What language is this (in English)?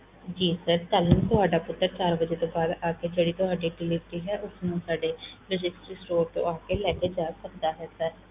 Punjabi